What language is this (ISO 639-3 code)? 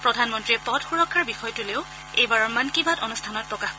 asm